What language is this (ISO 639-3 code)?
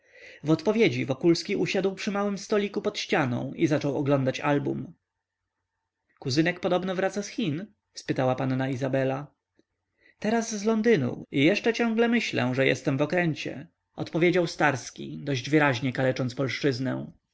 pol